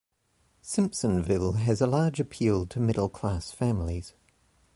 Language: English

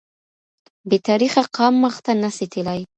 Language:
Pashto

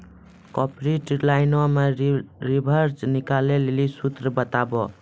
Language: Maithili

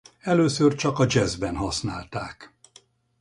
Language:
Hungarian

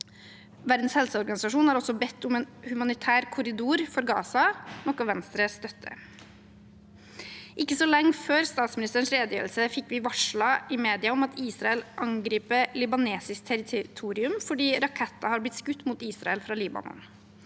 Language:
Norwegian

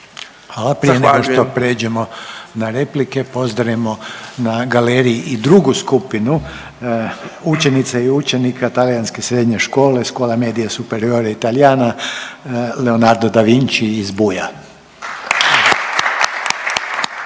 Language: Croatian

